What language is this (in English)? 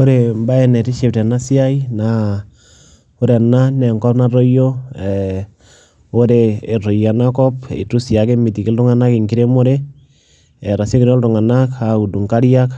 Masai